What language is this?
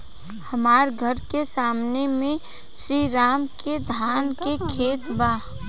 Bhojpuri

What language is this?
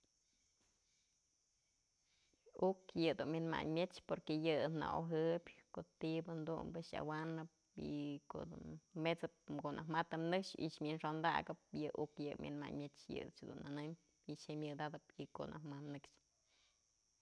Mazatlán Mixe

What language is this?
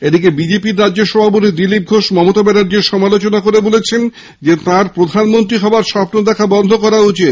Bangla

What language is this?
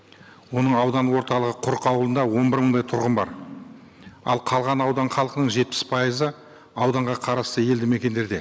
Kazakh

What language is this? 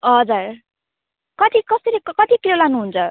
Nepali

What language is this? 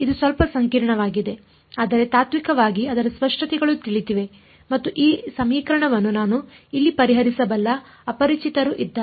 Kannada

